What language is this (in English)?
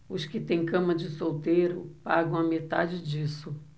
Portuguese